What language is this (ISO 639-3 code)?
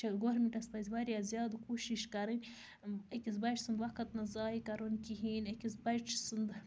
kas